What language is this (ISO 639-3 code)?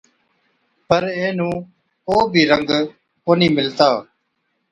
odk